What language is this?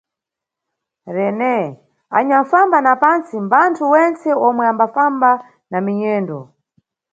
Nyungwe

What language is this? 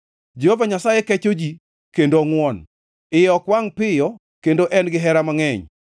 Luo (Kenya and Tanzania)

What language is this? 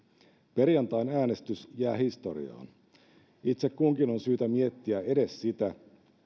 Finnish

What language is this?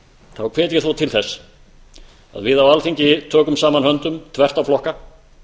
Icelandic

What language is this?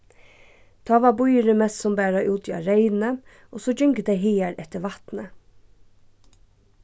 Faroese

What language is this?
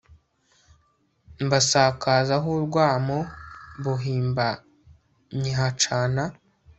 Kinyarwanda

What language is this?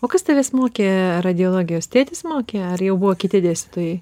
Lithuanian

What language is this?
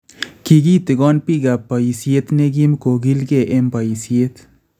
Kalenjin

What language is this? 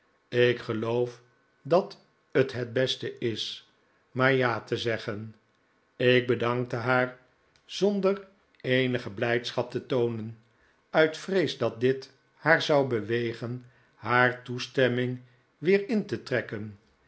Dutch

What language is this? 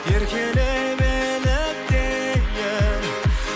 Kazakh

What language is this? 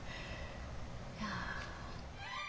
Japanese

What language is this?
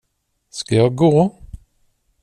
Swedish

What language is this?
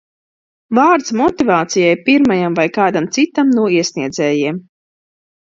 Latvian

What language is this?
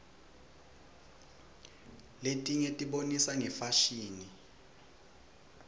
Swati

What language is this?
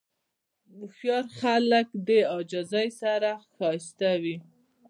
Pashto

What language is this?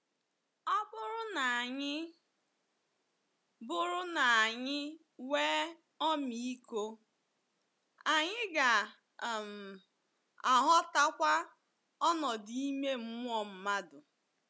Igbo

